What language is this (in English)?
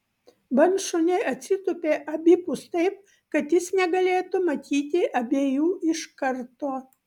Lithuanian